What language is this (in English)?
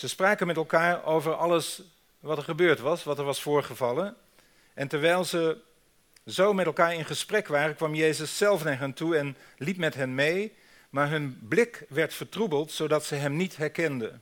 Dutch